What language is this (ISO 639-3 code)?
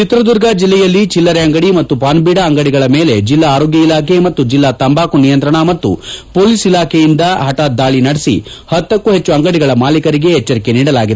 kan